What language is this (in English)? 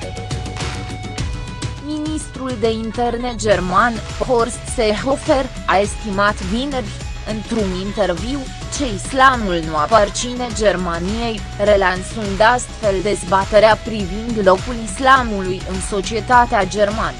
Romanian